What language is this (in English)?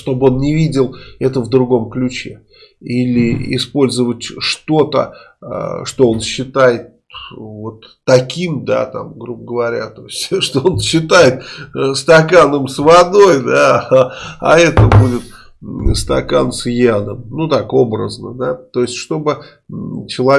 Russian